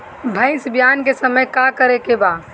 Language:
Bhojpuri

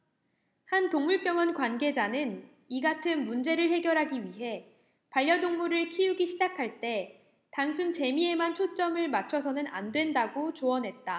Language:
Korean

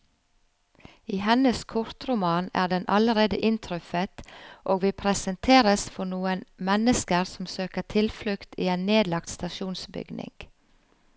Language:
Norwegian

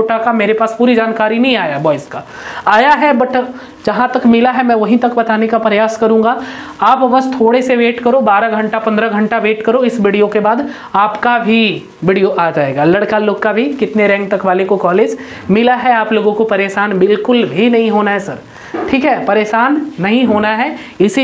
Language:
Hindi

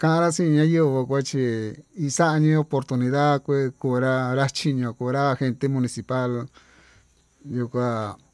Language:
Tututepec Mixtec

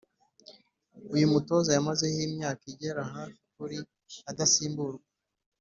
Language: Kinyarwanda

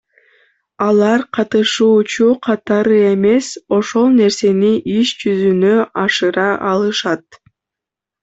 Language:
Kyrgyz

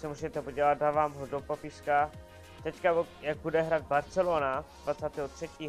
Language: Czech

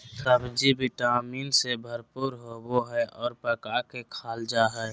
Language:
Magahi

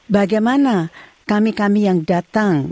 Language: Indonesian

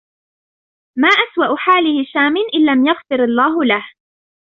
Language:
Arabic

